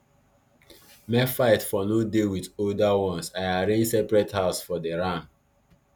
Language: Nigerian Pidgin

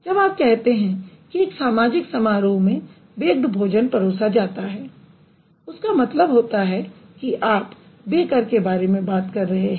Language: Hindi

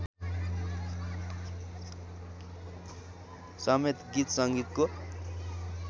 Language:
Nepali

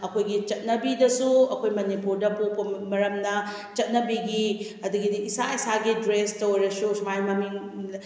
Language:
Manipuri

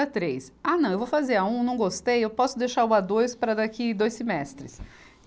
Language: Portuguese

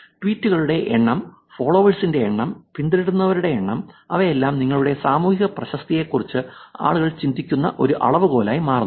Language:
Malayalam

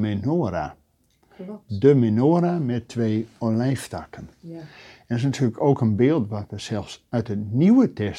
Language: Dutch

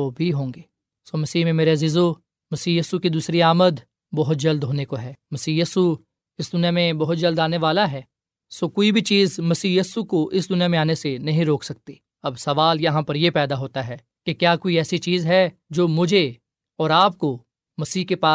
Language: Urdu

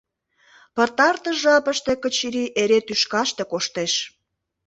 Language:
Mari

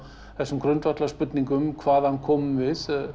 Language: Icelandic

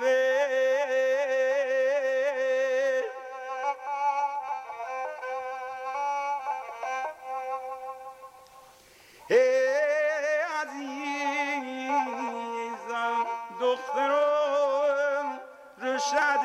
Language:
Persian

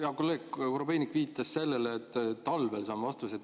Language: Estonian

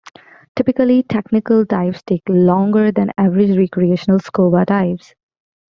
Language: English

